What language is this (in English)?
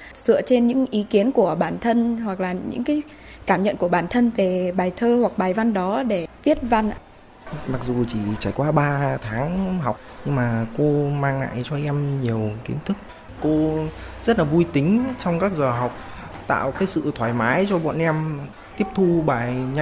Vietnamese